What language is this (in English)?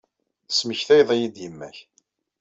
Kabyle